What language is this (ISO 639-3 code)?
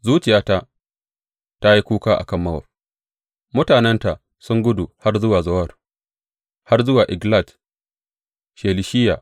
hau